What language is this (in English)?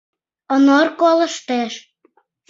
Mari